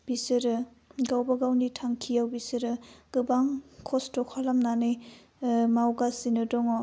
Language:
Bodo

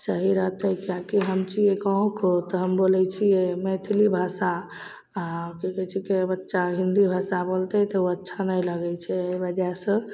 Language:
Maithili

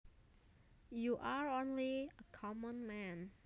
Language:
Javanese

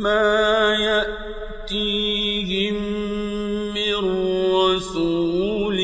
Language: Arabic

